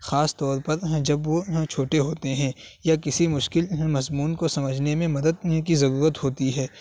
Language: Urdu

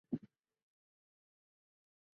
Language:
Chinese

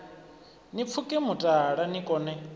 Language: Venda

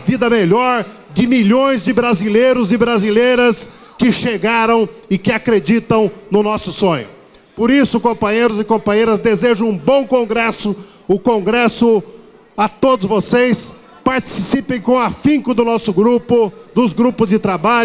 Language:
Portuguese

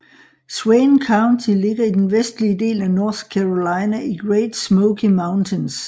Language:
Danish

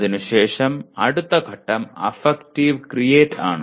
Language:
Malayalam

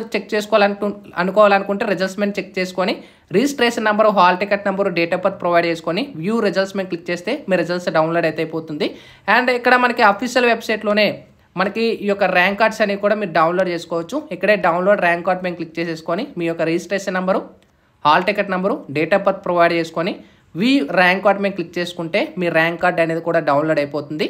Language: Telugu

